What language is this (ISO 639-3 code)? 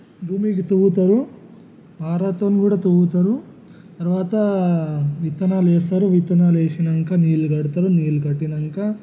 tel